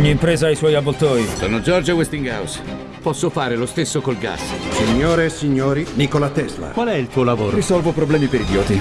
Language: Italian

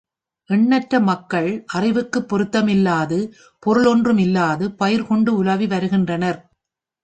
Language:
Tamil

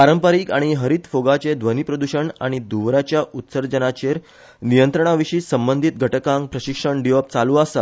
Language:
Konkani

